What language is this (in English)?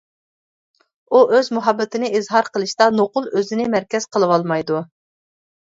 Uyghur